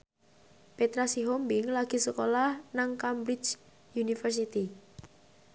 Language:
Javanese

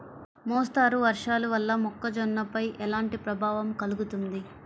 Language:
Telugu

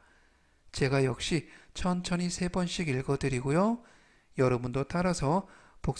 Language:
Korean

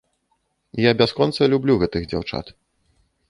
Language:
Belarusian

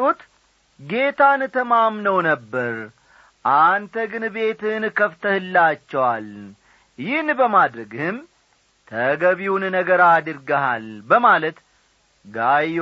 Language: Amharic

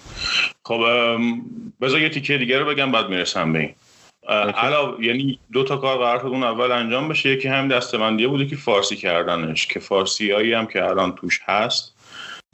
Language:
Persian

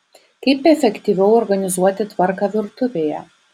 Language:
Lithuanian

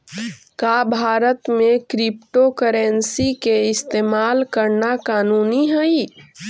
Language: Magahi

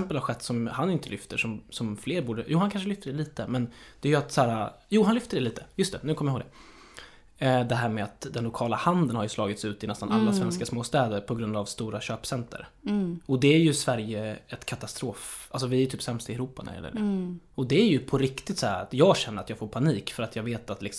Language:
Swedish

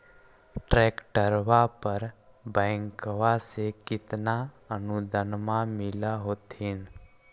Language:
Magahi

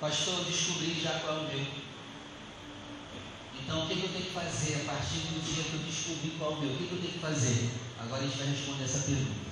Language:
Portuguese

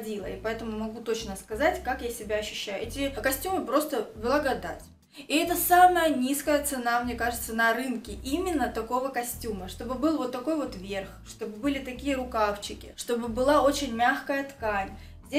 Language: Russian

